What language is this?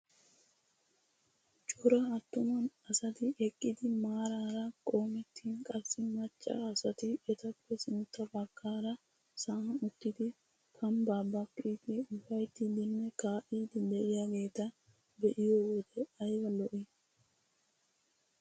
Wolaytta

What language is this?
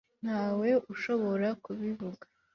Kinyarwanda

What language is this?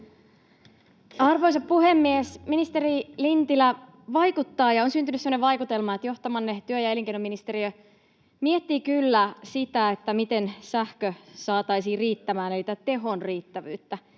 Finnish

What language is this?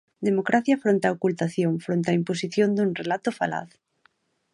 Galician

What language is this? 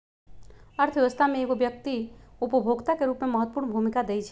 Magahi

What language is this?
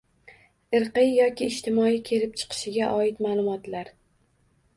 Uzbek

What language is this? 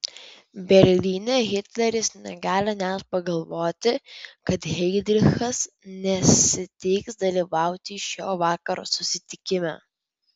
Lithuanian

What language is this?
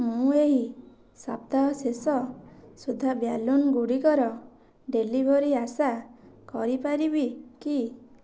Odia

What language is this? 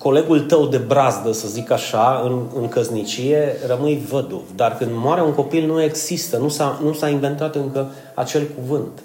Romanian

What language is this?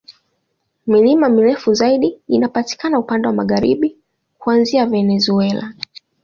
Swahili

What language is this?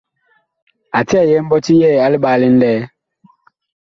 Bakoko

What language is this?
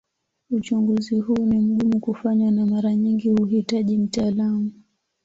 Swahili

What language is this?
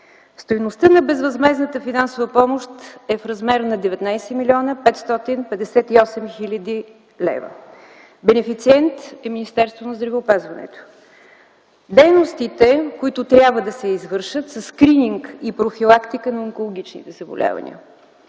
Bulgarian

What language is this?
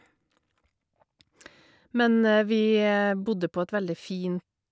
Norwegian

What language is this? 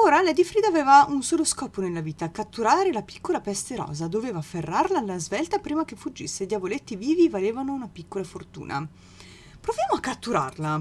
Italian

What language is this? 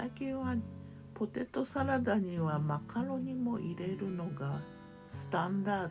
Japanese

